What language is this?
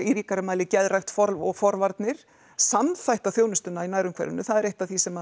Icelandic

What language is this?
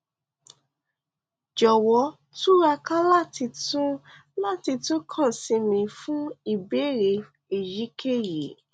Yoruba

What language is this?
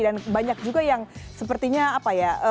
Indonesian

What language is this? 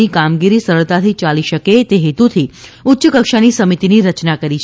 Gujarati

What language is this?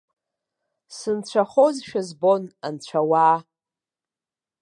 Abkhazian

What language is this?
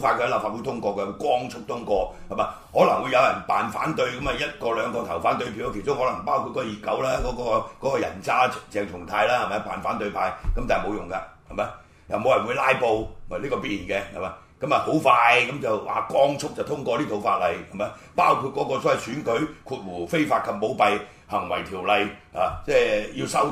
Chinese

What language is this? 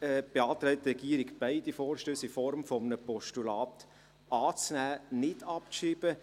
Swiss German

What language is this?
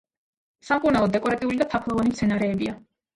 Georgian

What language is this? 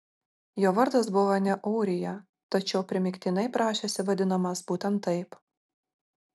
Lithuanian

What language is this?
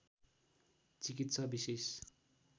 Nepali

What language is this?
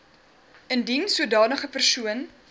Afrikaans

